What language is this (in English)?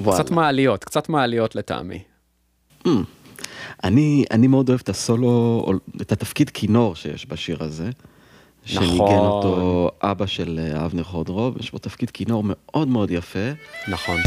Hebrew